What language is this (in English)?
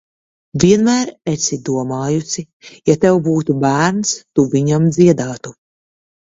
Latvian